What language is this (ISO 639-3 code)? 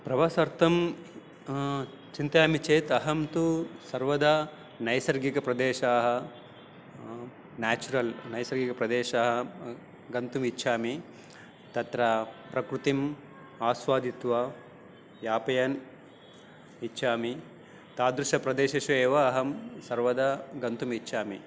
san